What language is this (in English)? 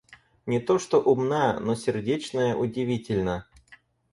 Russian